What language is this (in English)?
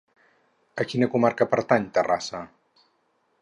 Catalan